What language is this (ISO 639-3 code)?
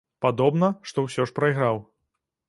bel